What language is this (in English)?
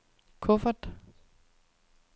Danish